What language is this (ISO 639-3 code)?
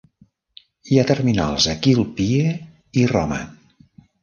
cat